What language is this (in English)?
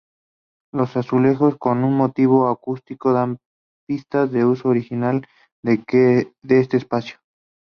Spanish